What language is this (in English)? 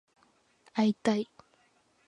Japanese